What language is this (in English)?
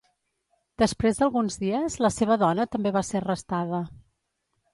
Catalan